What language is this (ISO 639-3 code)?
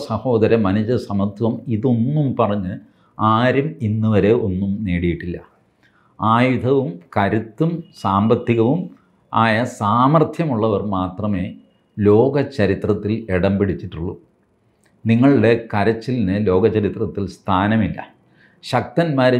mal